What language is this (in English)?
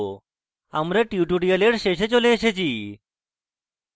Bangla